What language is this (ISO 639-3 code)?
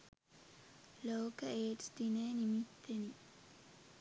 sin